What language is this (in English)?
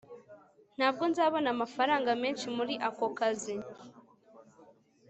Kinyarwanda